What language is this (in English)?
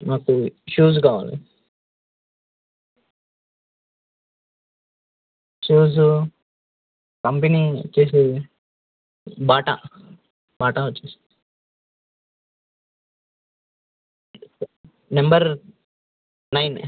Telugu